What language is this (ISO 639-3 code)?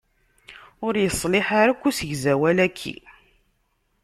kab